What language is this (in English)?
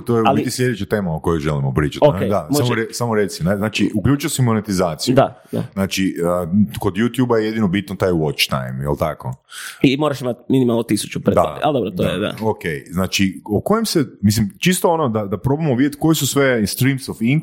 Croatian